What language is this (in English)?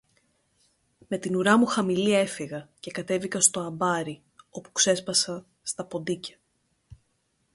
Greek